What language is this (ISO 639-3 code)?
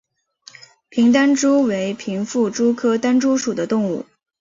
zho